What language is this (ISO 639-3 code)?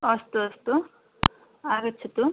san